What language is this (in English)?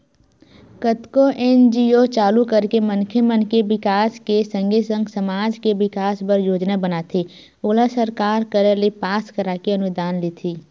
Chhattisgarhi